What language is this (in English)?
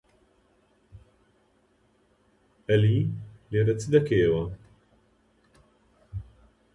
Central Kurdish